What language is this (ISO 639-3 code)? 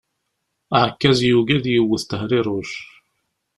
kab